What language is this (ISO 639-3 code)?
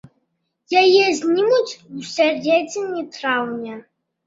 bel